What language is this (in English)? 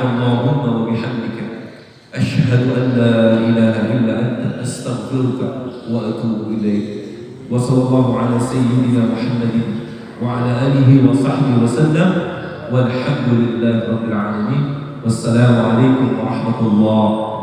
Indonesian